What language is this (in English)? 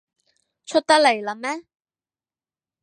Cantonese